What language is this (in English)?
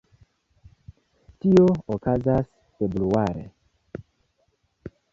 Esperanto